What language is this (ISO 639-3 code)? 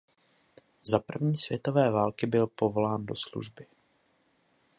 ces